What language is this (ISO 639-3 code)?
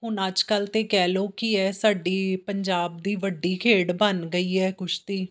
pan